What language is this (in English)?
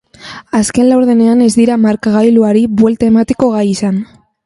Basque